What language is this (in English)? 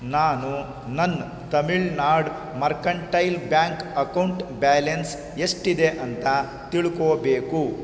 Kannada